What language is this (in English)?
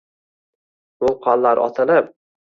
Uzbek